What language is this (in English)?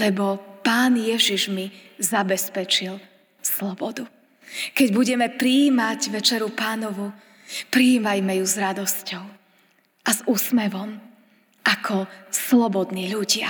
Slovak